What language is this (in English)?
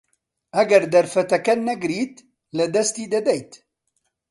Central Kurdish